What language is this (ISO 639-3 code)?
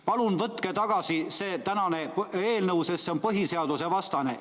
est